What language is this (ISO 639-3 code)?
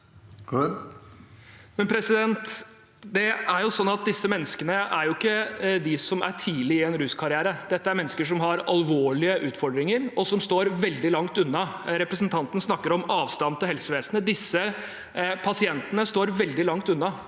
nor